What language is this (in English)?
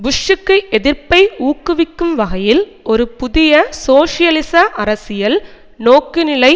Tamil